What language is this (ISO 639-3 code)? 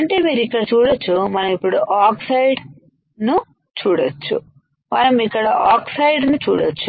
tel